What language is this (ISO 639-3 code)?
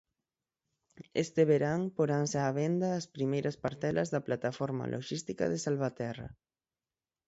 glg